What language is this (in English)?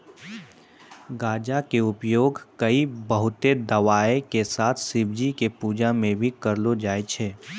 Maithili